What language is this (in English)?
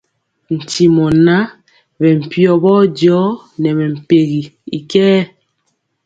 Mpiemo